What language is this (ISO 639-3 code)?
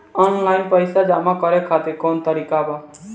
bho